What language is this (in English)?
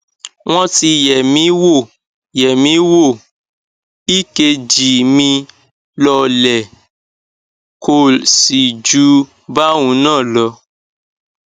Yoruba